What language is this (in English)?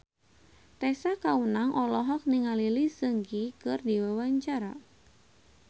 Sundanese